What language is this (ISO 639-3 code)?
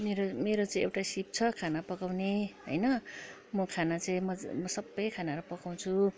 nep